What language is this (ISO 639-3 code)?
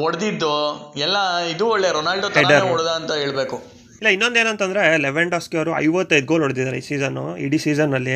kan